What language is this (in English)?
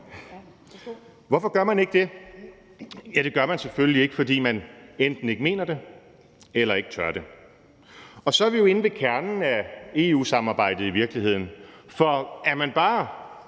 Danish